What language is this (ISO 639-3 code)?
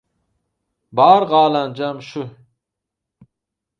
tuk